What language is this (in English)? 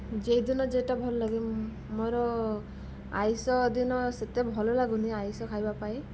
Odia